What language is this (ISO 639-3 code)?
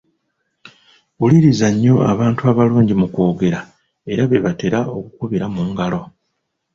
lug